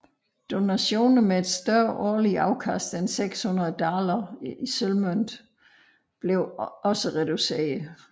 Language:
Danish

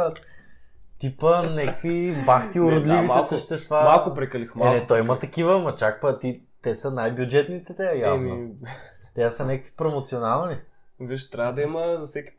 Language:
Bulgarian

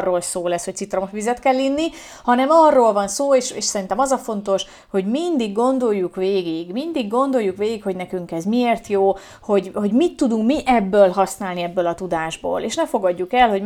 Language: Hungarian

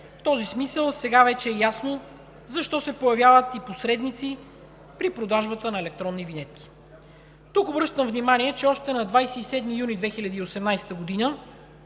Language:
Bulgarian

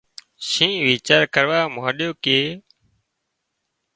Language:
Wadiyara Koli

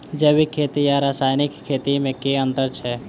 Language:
Maithili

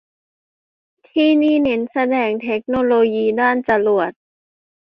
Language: Thai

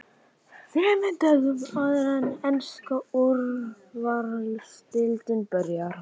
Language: Icelandic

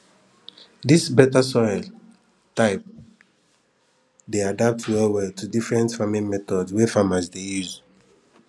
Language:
Nigerian Pidgin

